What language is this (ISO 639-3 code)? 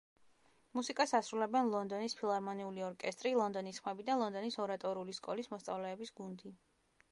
kat